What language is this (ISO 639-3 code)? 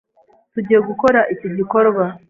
kin